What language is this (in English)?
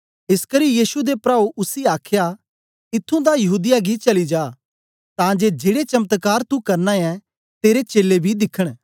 Dogri